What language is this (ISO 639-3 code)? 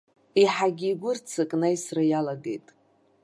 abk